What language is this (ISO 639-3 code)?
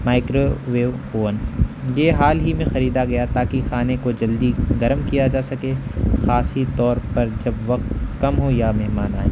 urd